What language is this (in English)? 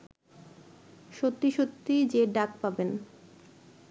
Bangla